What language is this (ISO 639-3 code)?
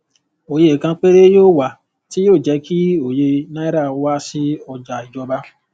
yor